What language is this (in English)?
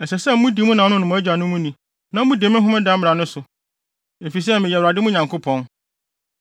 Akan